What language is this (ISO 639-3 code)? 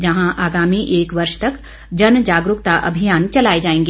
hin